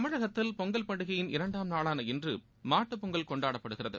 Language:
Tamil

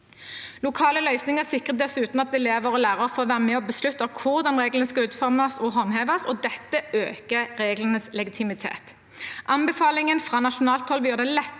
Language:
Norwegian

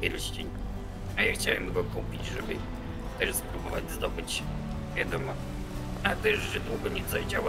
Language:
Polish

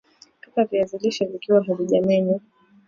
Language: Swahili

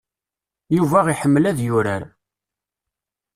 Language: Kabyle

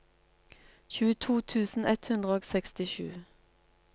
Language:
Norwegian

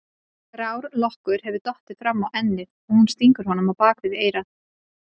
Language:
Icelandic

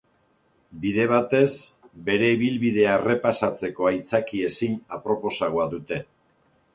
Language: Basque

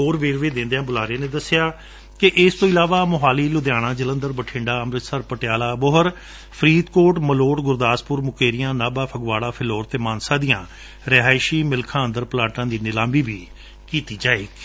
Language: Punjabi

